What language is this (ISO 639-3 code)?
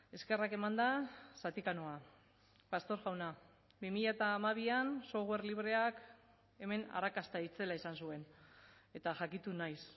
eus